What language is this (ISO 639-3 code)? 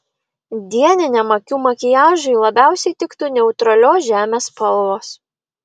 lit